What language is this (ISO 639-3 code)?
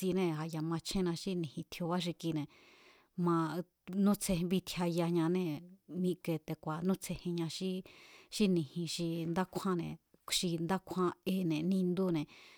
vmz